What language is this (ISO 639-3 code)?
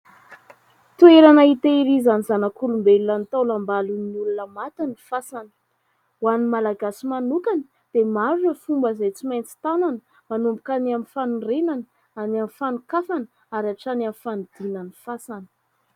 mlg